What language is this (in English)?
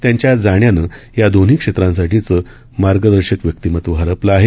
Marathi